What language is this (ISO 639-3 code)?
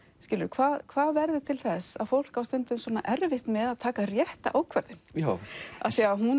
isl